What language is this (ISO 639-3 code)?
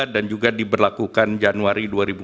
ind